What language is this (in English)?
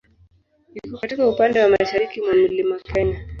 Swahili